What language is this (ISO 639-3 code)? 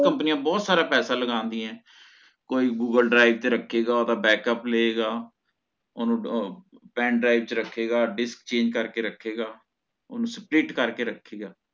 pan